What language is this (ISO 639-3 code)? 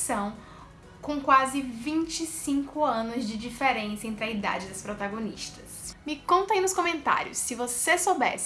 por